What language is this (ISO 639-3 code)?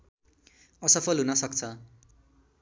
nep